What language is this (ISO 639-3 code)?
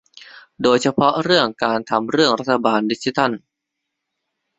tha